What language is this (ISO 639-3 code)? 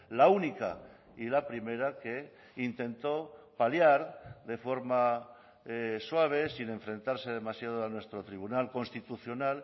spa